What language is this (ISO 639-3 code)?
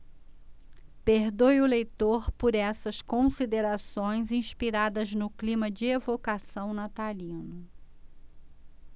por